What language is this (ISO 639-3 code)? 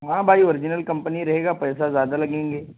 urd